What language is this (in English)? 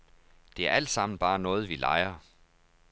Danish